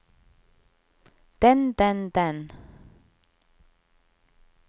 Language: Norwegian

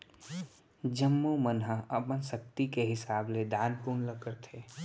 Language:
Chhattisgarhi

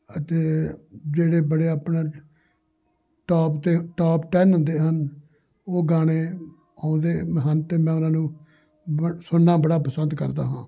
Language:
Punjabi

